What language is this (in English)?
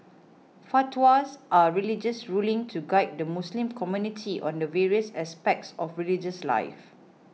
English